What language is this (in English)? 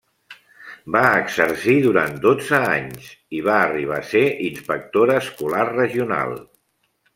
Catalan